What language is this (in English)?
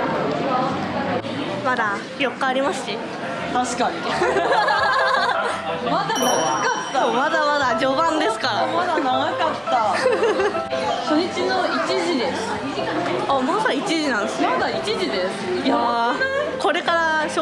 Japanese